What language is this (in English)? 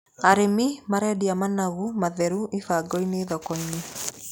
Kikuyu